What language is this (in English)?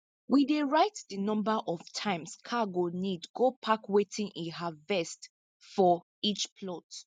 Nigerian Pidgin